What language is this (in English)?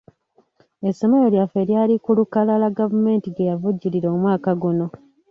Ganda